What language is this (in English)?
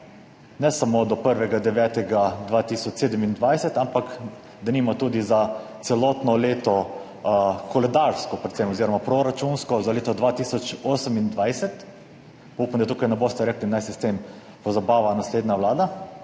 Slovenian